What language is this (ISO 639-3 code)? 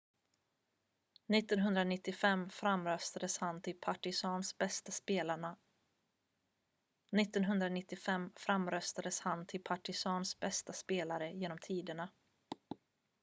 swe